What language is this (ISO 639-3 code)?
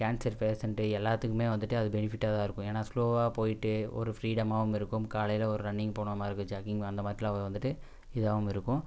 tam